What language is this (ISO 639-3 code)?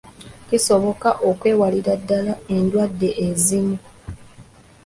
lug